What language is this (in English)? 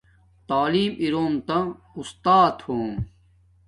Domaaki